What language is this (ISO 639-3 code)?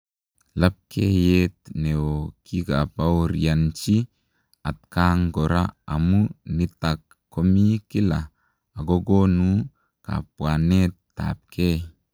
kln